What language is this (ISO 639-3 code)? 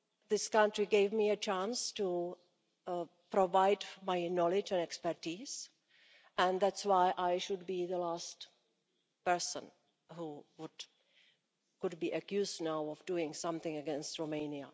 eng